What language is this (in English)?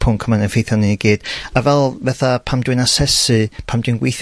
Welsh